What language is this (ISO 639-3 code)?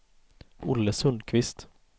swe